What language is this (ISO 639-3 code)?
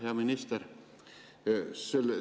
est